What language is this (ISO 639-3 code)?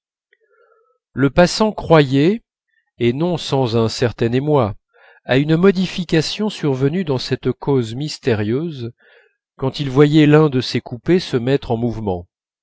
fra